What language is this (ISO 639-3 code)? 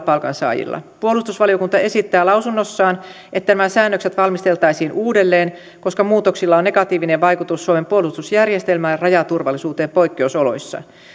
fin